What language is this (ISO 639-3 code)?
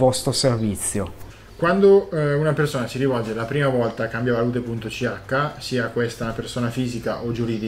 ita